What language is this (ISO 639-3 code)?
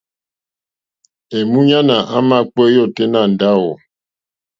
bri